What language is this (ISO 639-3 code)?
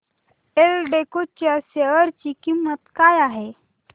mar